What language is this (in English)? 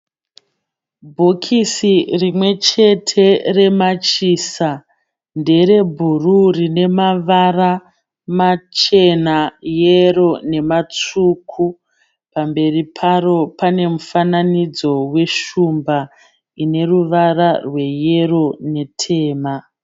Shona